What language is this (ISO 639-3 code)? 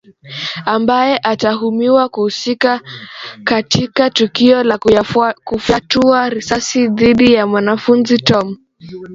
swa